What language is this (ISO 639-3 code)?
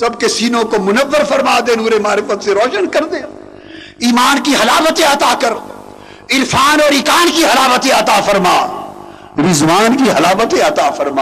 urd